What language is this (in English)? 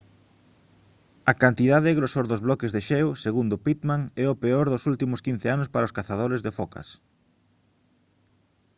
Galician